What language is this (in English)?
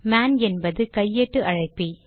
Tamil